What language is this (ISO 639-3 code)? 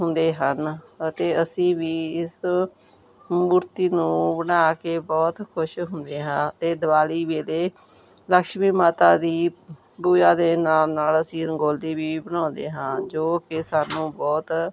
pan